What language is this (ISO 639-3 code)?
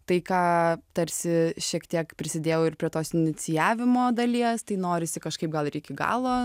lit